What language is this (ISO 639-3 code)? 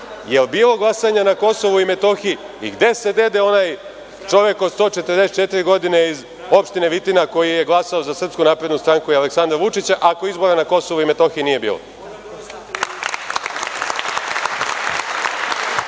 srp